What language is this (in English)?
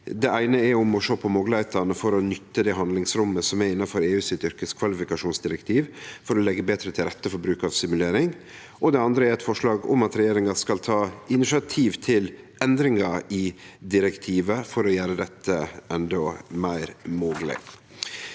Norwegian